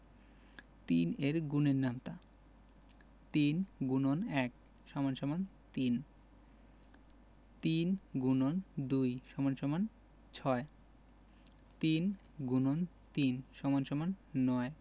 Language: Bangla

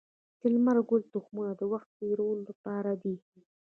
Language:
Pashto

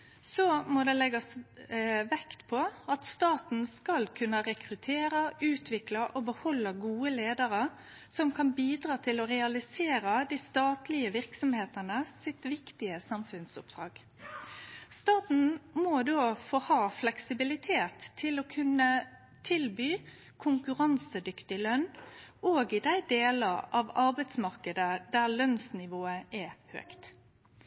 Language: Norwegian Nynorsk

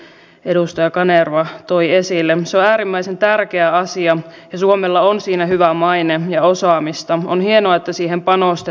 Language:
Finnish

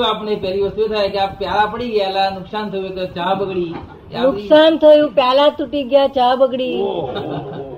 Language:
Gujarati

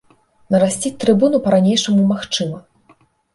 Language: Belarusian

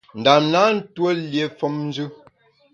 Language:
Bamun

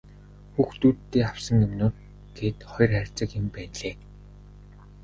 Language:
Mongolian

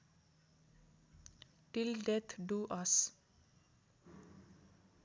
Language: Nepali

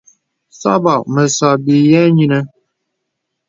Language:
Bebele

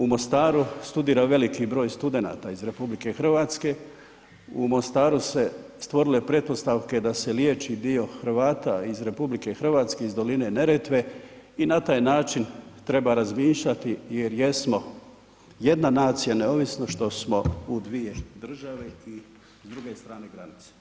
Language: Croatian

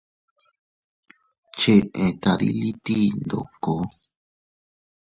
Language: Teutila Cuicatec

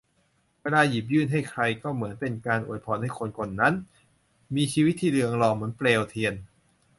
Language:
Thai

